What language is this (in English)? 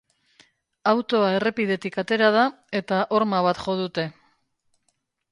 Basque